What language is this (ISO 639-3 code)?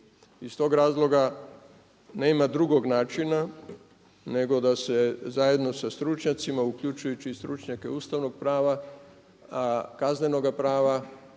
hrv